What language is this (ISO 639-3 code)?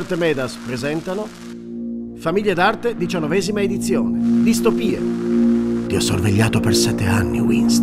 ita